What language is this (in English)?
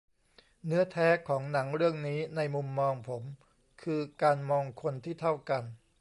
Thai